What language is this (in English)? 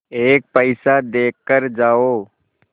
Hindi